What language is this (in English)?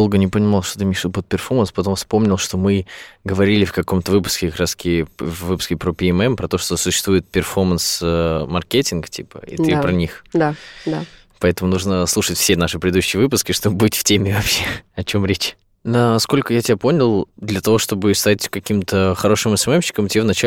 Russian